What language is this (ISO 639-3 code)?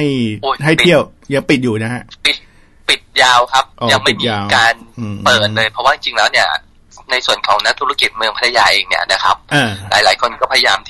tha